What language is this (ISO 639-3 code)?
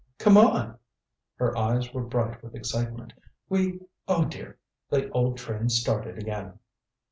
eng